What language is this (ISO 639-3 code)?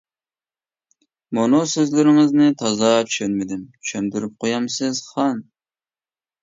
uig